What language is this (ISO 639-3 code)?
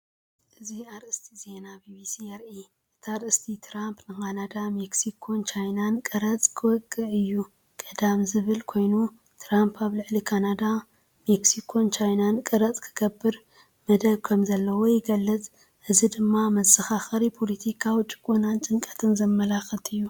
tir